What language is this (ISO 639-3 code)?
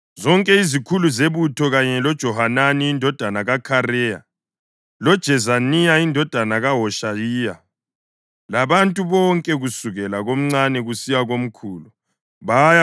nde